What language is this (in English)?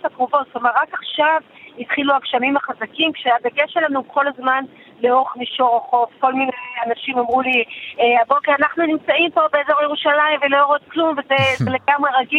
Hebrew